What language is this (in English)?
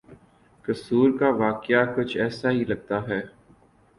Urdu